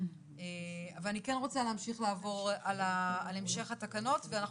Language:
Hebrew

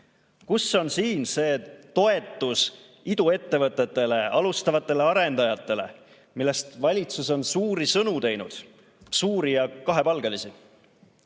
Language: Estonian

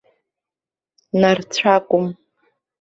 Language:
Abkhazian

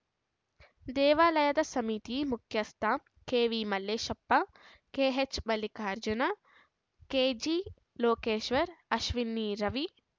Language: Kannada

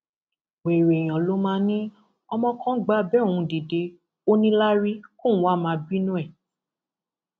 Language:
Yoruba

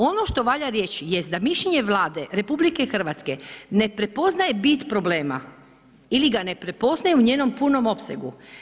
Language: Croatian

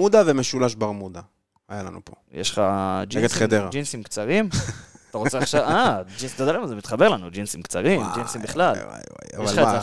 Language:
Hebrew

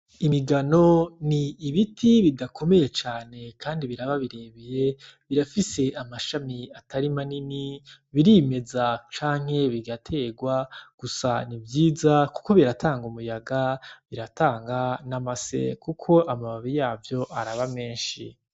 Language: Rundi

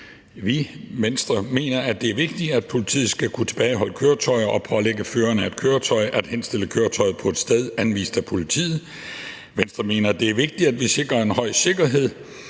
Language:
Danish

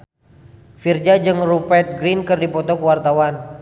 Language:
Sundanese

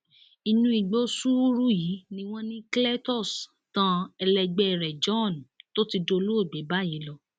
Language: Yoruba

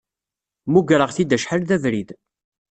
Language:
Kabyle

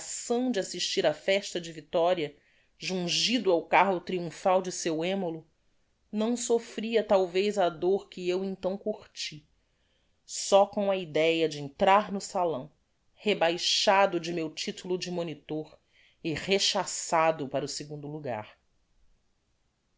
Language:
Portuguese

